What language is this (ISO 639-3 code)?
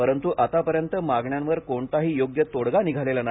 mar